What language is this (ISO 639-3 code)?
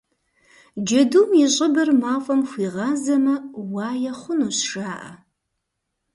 kbd